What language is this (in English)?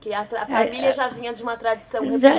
Portuguese